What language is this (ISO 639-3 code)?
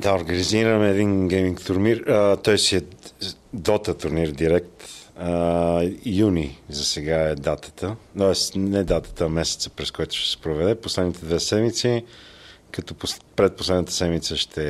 bul